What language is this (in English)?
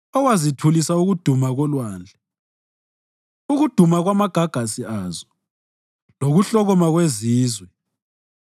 North Ndebele